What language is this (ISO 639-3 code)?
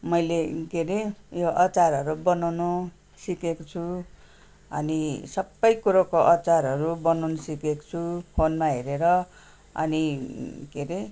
nep